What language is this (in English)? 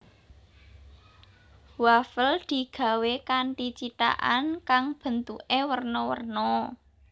Javanese